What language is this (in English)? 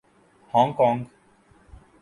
Urdu